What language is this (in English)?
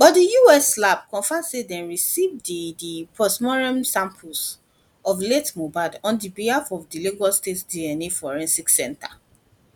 Nigerian Pidgin